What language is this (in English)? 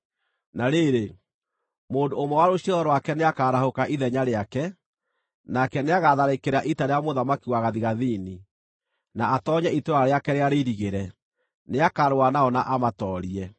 Kikuyu